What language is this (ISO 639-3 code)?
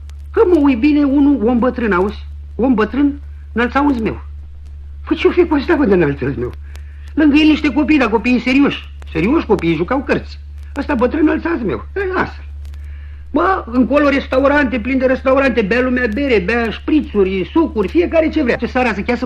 ron